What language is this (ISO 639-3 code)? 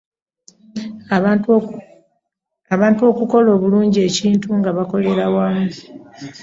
lug